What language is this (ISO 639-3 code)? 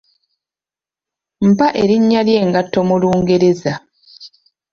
lug